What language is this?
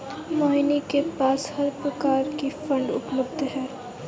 Hindi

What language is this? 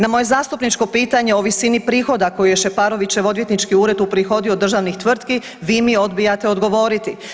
Croatian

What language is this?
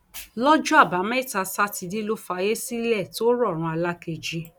Yoruba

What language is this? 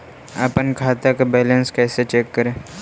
Magahi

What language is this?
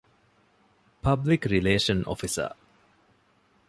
Divehi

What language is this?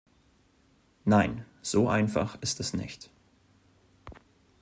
German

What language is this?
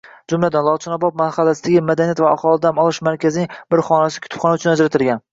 Uzbek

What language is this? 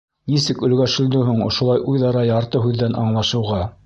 Bashkir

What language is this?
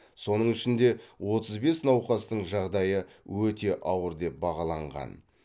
Kazakh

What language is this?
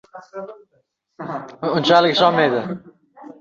Uzbek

